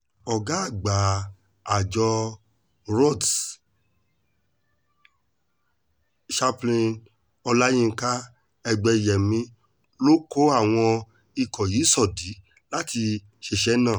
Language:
Yoruba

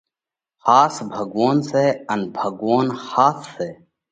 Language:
Parkari Koli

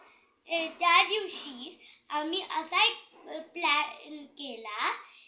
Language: Marathi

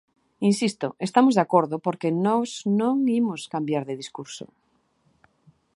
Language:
Galician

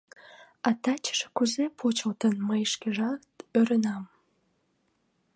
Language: Mari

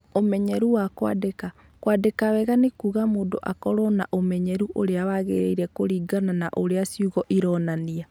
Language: Kikuyu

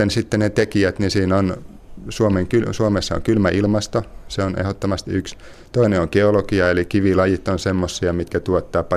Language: Finnish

